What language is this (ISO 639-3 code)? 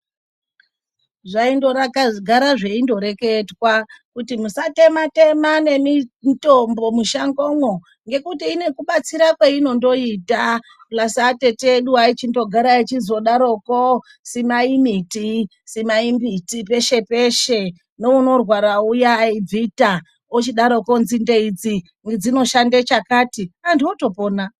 ndc